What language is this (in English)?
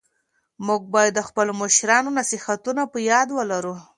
Pashto